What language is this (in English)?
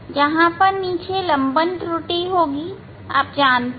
Hindi